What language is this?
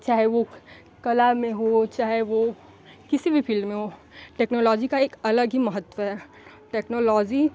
Hindi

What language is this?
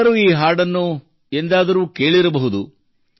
Kannada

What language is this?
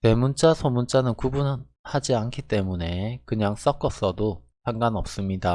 Korean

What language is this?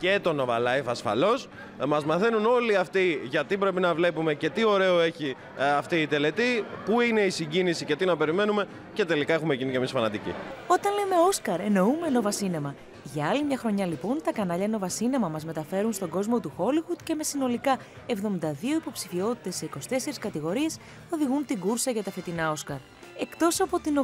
Greek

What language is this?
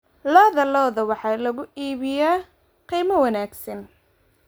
Somali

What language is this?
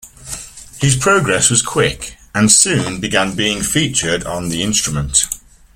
English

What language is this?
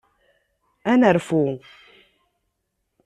Kabyle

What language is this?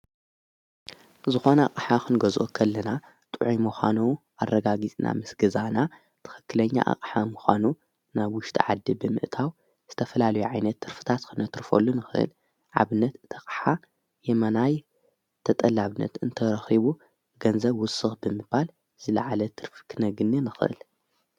Tigrinya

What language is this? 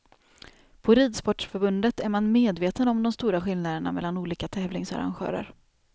Swedish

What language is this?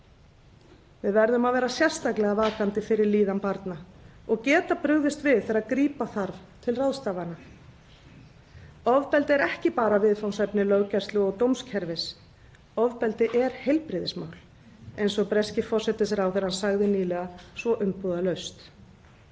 Icelandic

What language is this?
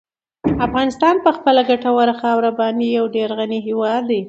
Pashto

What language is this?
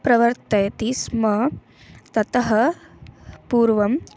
Sanskrit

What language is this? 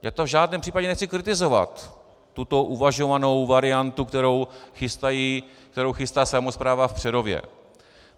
Czech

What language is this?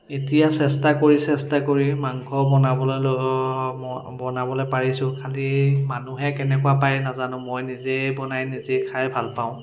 Assamese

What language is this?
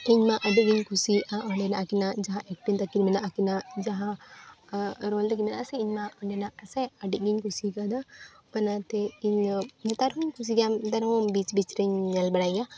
Santali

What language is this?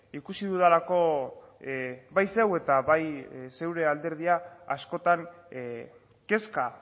Basque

